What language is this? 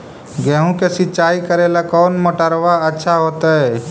Magahi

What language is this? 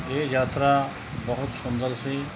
Punjabi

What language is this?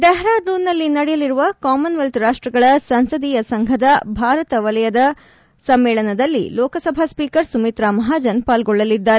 Kannada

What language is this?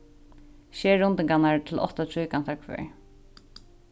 Faroese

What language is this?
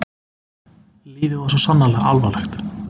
Icelandic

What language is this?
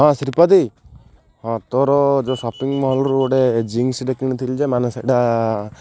Odia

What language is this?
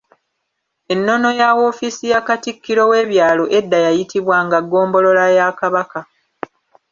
Ganda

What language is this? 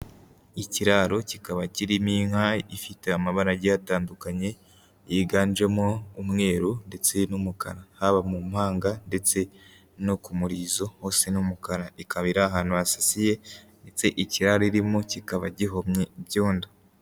Kinyarwanda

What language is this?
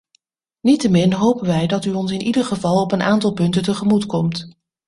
Dutch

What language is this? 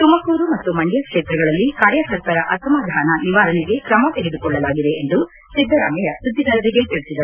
Kannada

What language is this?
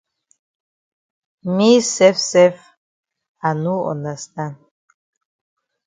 Cameroon Pidgin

